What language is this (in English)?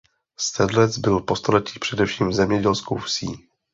Czech